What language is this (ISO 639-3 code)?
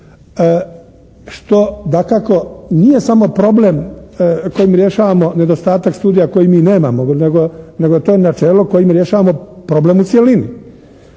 hrv